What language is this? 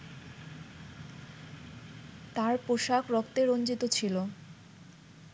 Bangla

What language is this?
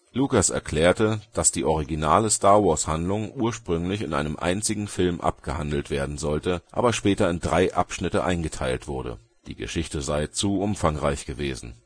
German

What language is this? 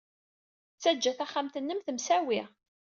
Kabyle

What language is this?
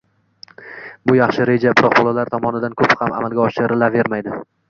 Uzbek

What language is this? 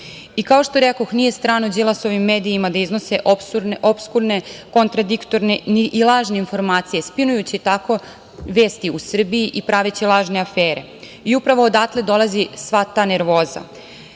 Serbian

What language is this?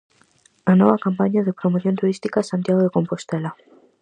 Galician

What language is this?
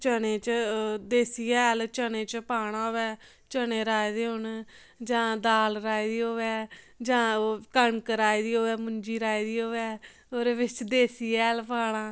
Dogri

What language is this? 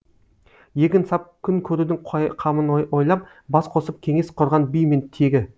Kazakh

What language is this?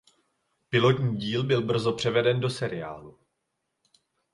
Czech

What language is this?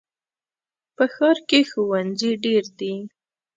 Pashto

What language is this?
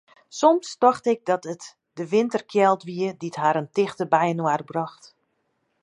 Western Frisian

